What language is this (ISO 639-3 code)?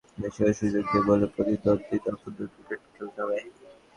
ben